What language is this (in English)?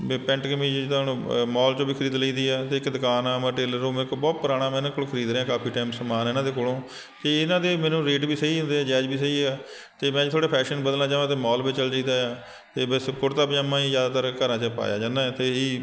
Punjabi